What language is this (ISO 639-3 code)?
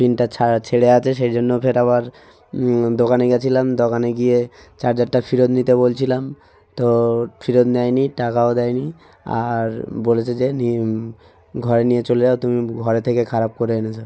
ben